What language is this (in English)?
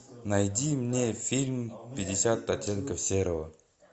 Russian